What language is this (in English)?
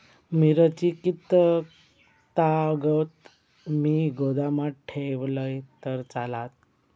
Marathi